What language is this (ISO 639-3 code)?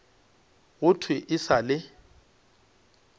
nso